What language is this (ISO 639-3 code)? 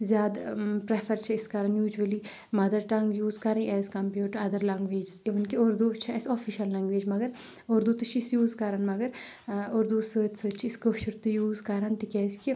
kas